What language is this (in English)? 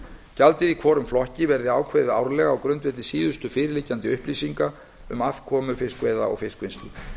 Icelandic